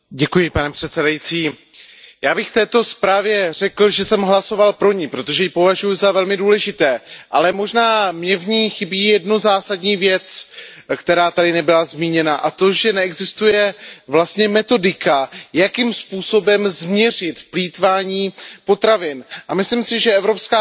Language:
Czech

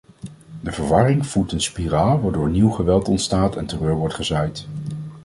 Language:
Dutch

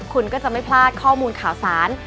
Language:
Thai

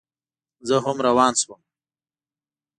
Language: Pashto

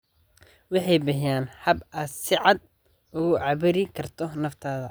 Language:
Somali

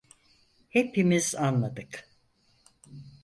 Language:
Turkish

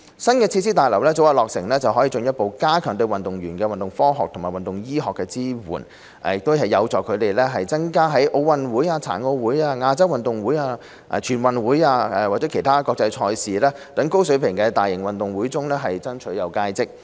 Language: Cantonese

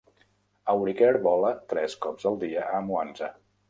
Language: Catalan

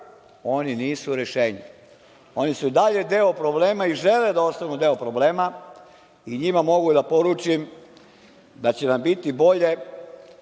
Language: Serbian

